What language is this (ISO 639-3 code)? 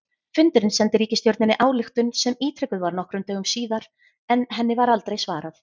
isl